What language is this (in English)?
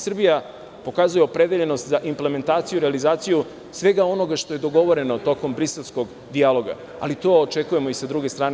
Serbian